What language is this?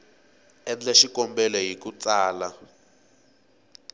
Tsonga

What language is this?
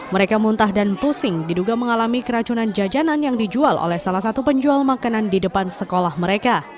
Indonesian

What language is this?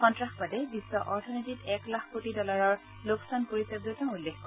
Assamese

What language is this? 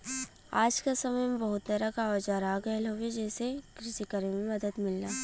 Bhojpuri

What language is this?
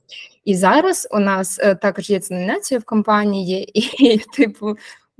Ukrainian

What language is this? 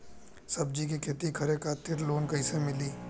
Bhojpuri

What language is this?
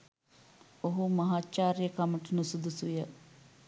Sinhala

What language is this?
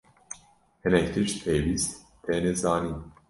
Kurdish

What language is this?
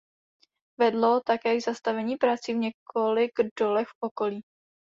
Czech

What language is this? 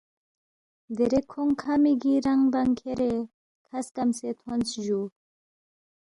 Balti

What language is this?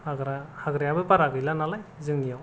Bodo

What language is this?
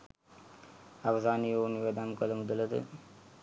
Sinhala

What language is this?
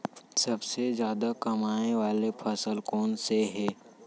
Chhattisgarhi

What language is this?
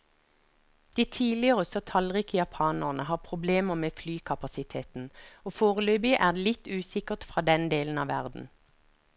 Norwegian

